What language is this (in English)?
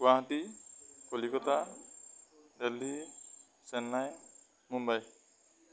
Assamese